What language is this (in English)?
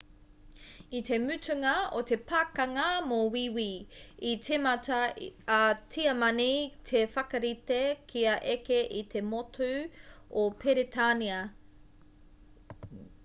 Māori